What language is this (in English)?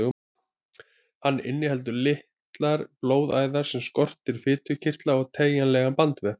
Icelandic